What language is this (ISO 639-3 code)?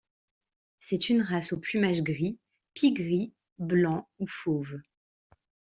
fra